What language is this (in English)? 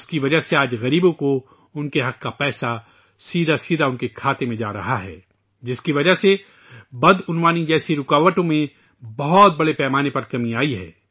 Urdu